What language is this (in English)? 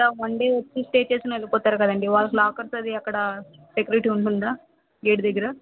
Telugu